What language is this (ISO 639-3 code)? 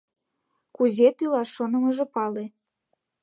chm